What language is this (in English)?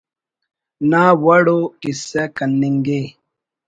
Brahui